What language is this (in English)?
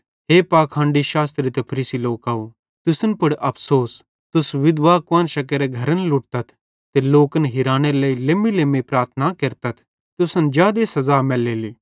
Bhadrawahi